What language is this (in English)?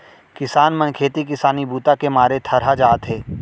Chhattisgarhi